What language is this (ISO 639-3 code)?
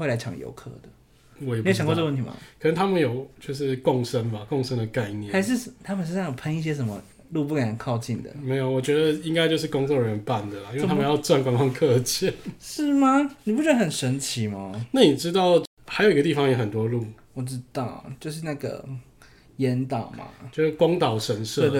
zho